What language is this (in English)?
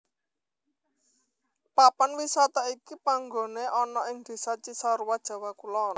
Javanese